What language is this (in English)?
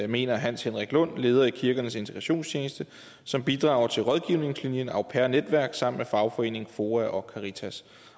Danish